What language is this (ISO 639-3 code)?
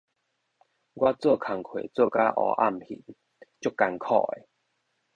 nan